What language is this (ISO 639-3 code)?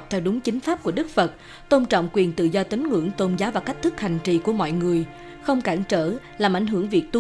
vie